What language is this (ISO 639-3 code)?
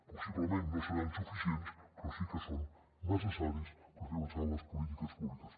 cat